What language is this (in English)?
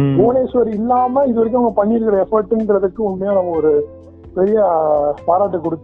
Tamil